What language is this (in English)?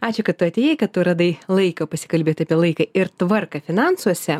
Lithuanian